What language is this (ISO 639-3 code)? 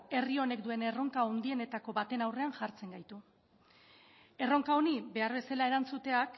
eus